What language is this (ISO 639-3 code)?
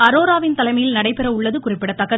tam